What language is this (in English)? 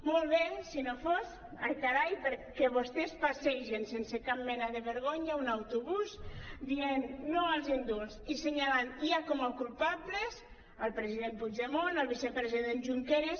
Catalan